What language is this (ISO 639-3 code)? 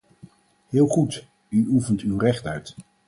nld